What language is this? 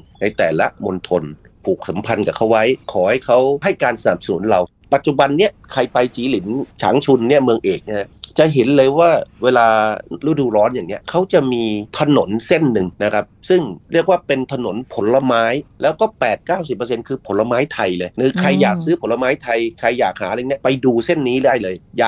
Thai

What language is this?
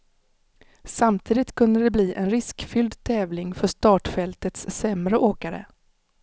Swedish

